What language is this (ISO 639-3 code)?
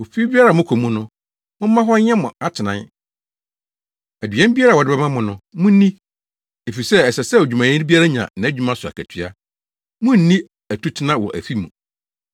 aka